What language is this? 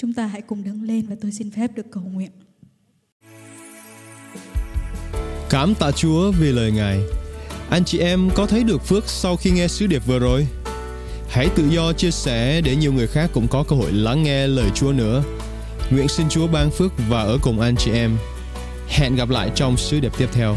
Vietnamese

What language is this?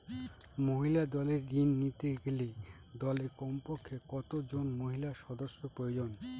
Bangla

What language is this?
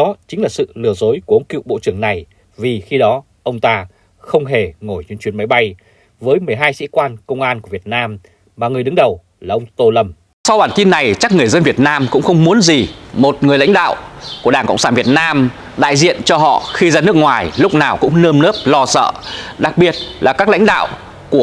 Vietnamese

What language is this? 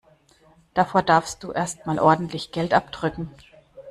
German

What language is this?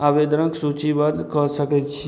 Maithili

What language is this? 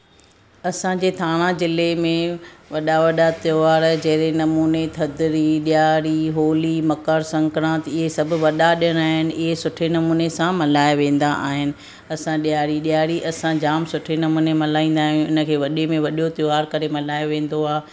Sindhi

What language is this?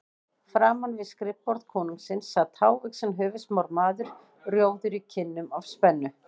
Icelandic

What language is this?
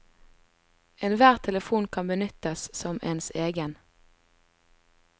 Norwegian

